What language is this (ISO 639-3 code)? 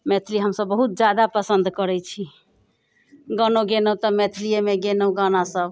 mai